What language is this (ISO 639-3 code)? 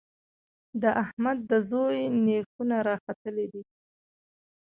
pus